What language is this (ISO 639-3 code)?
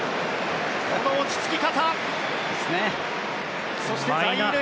jpn